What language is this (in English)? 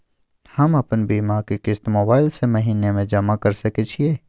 Maithili